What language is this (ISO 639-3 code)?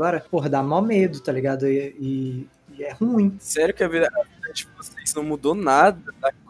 por